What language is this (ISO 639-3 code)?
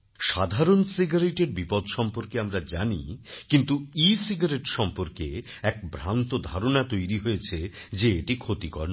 ben